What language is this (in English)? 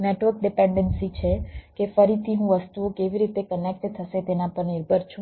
Gujarati